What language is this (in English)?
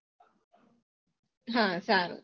Gujarati